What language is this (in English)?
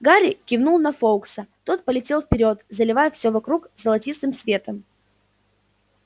Russian